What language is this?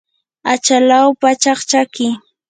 Yanahuanca Pasco Quechua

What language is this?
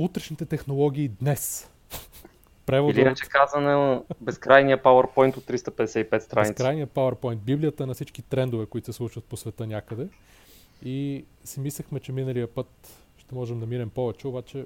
Bulgarian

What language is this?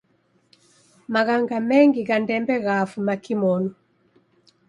Taita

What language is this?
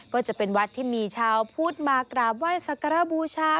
Thai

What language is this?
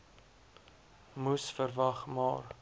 Afrikaans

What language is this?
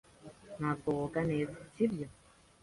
Kinyarwanda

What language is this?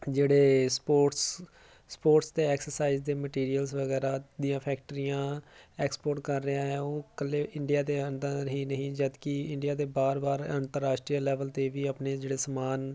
Punjabi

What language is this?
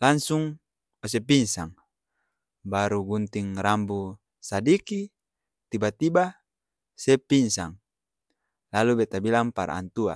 Ambonese Malay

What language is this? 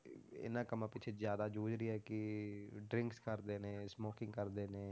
Punjabi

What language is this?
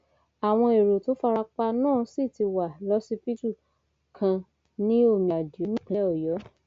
Yoruba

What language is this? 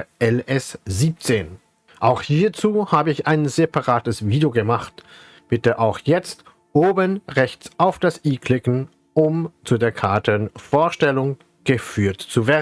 German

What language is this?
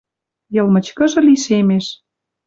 Western Mari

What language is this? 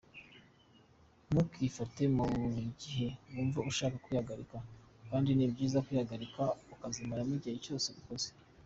Kinyarwanda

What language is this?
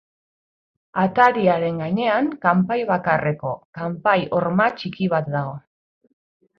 Basque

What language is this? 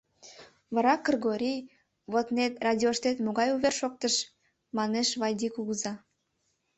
Mari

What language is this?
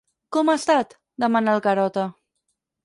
Catalan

